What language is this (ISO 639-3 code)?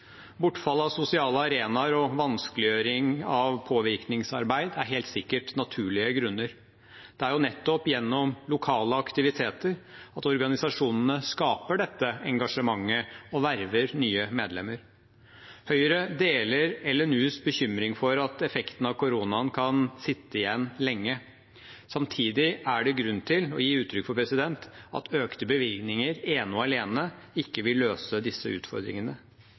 nob